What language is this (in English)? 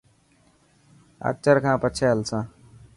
Dhatki